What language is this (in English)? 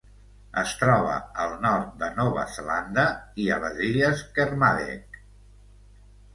Catalan